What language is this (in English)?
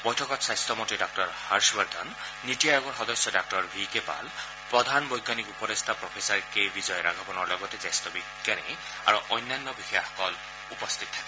Assamese